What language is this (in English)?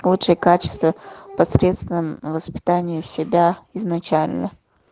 Russian